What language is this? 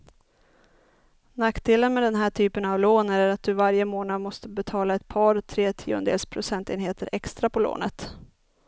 Swedish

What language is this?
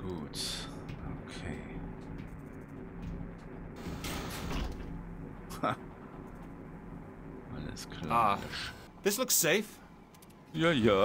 German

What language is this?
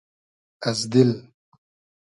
Hazaragi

